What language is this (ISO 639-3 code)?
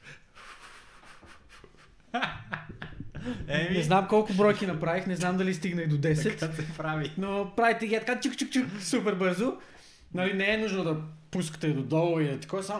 bul